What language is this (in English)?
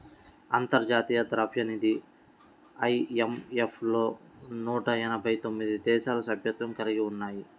Telugu